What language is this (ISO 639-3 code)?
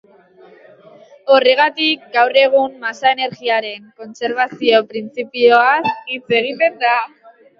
eus